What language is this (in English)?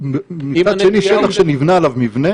Hebrew